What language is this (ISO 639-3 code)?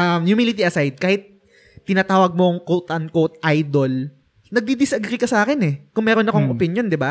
fil